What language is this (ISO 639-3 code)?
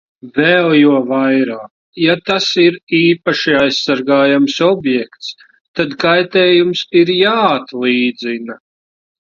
lav